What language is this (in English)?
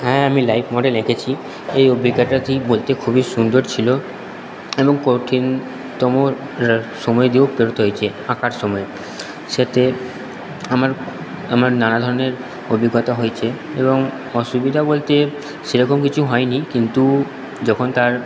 Bangla